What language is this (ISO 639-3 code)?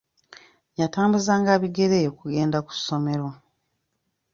lug